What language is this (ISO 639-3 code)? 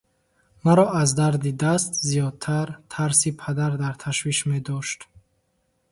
tgk